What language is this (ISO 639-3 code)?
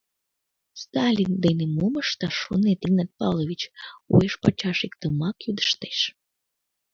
chm